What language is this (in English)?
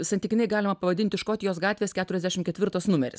Lithuanian